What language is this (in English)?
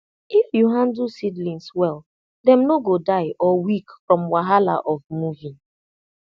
Nigerian Pidgin